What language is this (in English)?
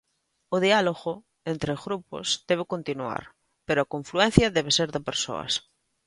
Galician